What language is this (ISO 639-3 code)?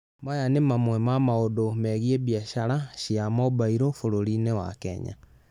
kik